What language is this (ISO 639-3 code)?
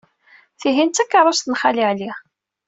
kab